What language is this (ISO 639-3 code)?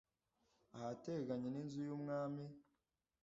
kin